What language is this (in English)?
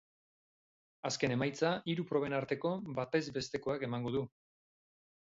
Basque